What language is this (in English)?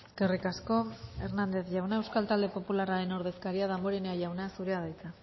Basque